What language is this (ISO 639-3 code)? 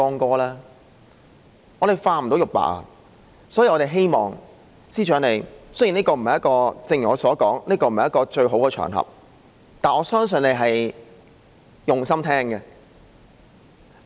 yue